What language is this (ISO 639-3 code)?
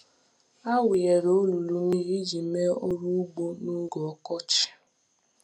ibo